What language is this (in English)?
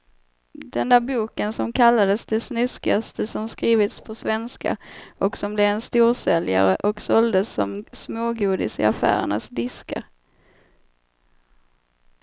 Swedish